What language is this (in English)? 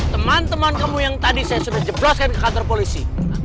Indonesian